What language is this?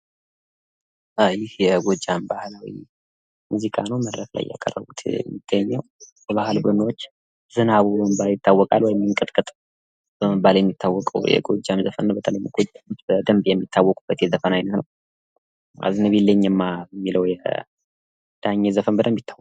Amharic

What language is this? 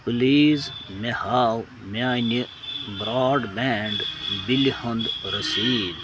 Kashmiri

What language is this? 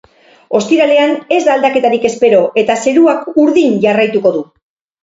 Basque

